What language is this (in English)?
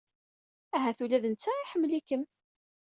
Kabyle